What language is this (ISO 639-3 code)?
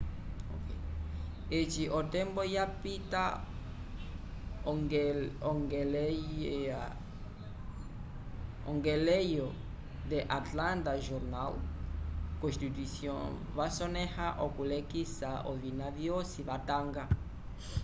umb